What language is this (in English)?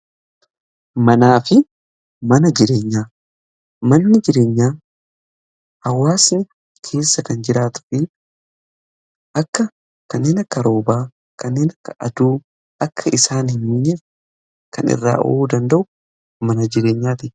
Oromo